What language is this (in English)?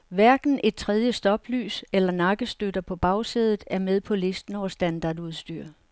Danish